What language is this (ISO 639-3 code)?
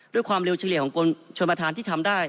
tha